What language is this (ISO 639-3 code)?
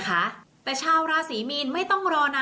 tha